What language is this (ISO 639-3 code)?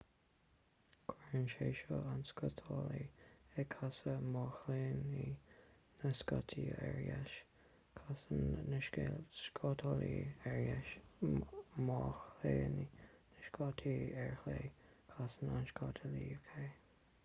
gle